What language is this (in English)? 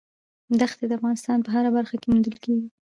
Pashto